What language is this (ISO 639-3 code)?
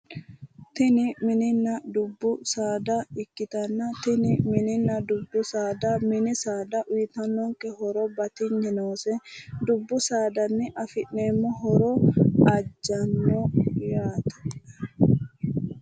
sid